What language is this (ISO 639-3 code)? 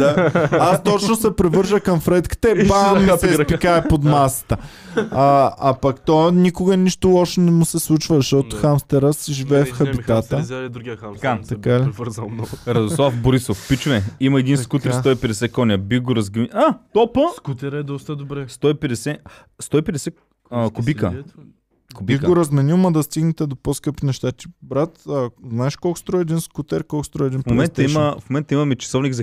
bul